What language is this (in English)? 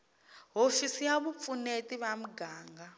Tsonga